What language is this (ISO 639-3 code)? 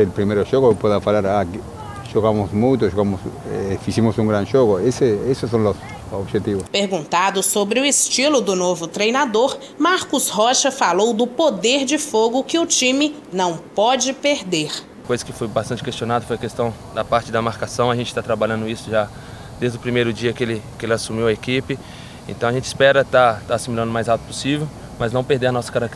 por